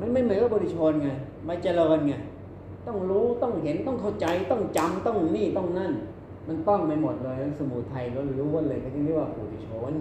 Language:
Thai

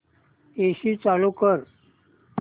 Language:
Marathi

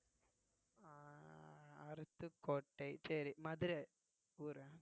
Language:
Tamil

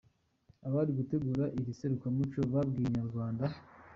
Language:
Kinyarwanda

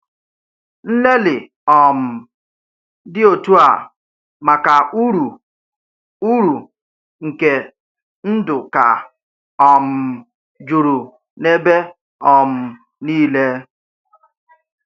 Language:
Igbo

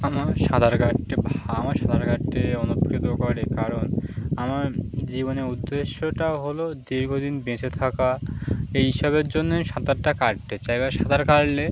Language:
Bangla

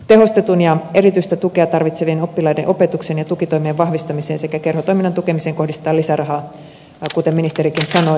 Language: Finnish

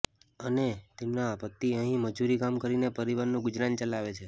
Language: Gujarati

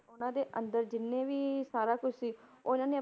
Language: Punjabi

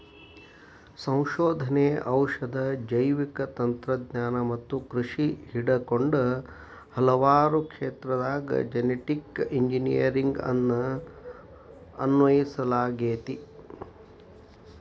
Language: Kannada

